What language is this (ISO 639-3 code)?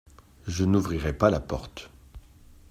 fra